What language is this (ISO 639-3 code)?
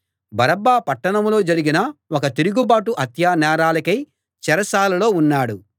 tel